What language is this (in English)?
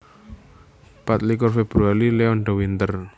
Javanese